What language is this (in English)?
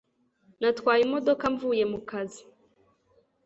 Kinyarwanda